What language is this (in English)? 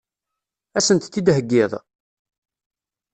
Kabyle